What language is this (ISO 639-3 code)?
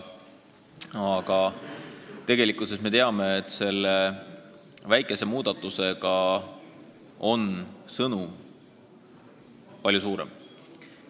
est